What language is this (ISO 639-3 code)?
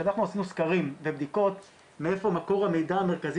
heb